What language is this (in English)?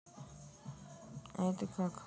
Russian